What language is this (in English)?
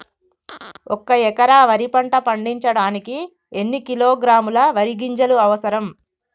Telugu